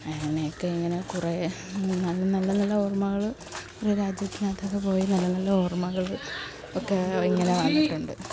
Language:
Malayalam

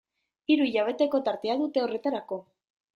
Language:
Basque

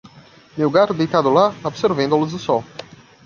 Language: Portuguese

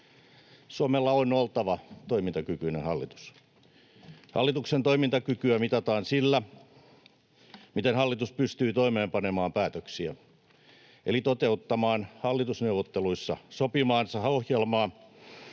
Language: Finnish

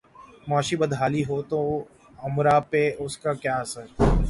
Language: Urdu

